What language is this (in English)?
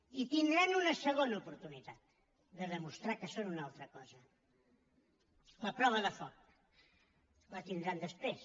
Catalan